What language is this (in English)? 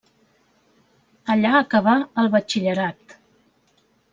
Catalan